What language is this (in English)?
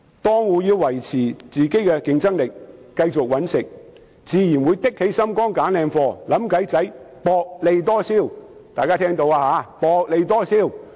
Cantonese